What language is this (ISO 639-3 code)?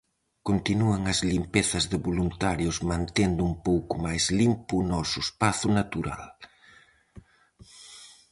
glg